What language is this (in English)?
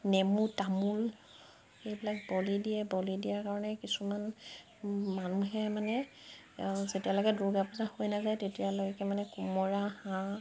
Assamese